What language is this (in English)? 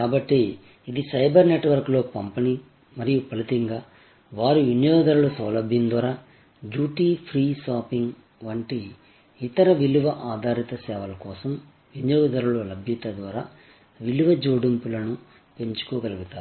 Telugu